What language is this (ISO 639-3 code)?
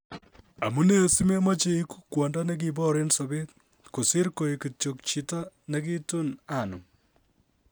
kln